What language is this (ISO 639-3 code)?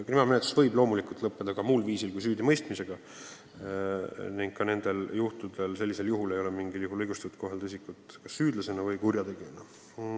est